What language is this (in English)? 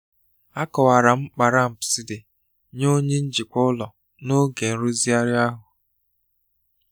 Igbo